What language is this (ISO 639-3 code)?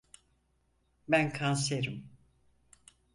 tur